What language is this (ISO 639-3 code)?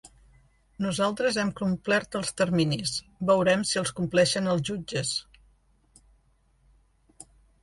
cat